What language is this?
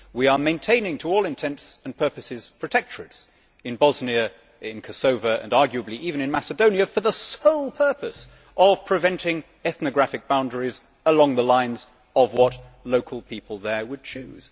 English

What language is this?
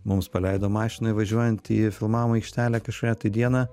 Lithuanian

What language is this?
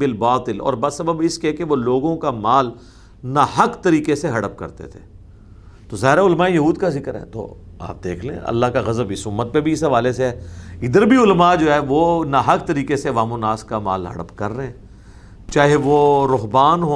Urdu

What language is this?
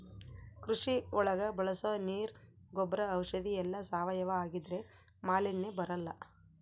Kannada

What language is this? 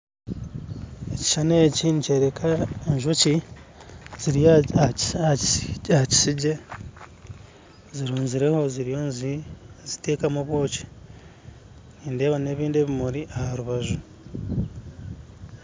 Nyankole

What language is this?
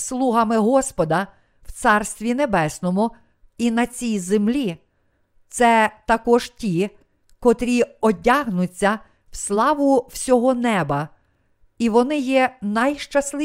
Ukrainian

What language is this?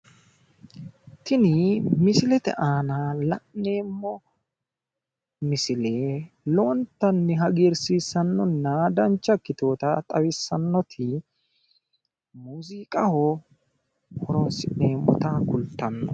Sidamo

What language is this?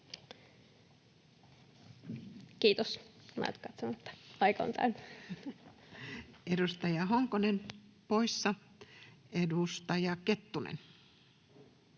Finnish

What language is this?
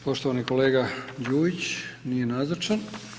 Croatian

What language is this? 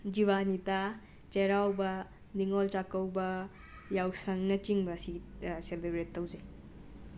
Manipuri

